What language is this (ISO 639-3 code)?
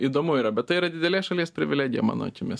lit